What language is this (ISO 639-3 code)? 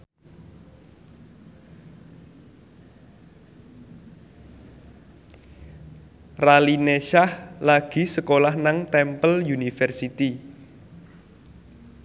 jav